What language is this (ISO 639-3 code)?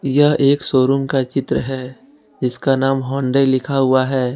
hin